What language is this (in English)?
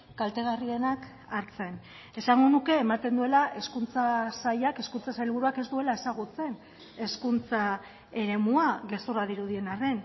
Basque